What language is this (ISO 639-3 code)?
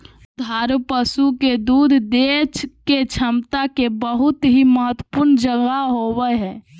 mag